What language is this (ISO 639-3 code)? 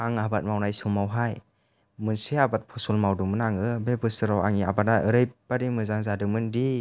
brx